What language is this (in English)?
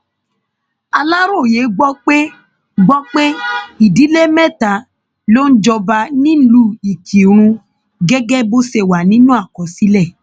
Yoruba